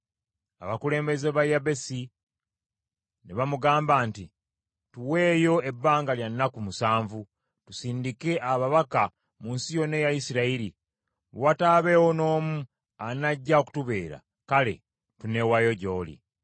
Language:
Ganda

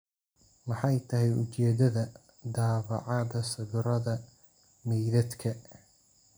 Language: Somali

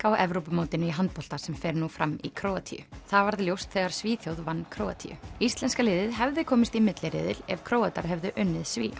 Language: Icelandic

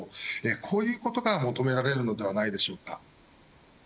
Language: Japanese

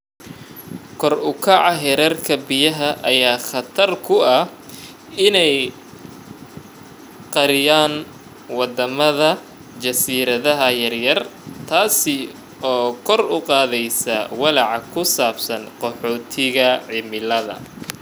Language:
Somali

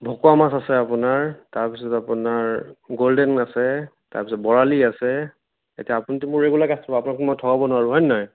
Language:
Assamese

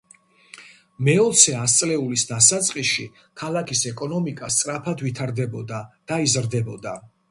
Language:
Georgian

